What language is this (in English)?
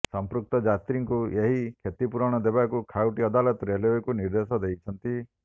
Odia